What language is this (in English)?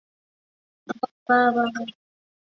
Chinese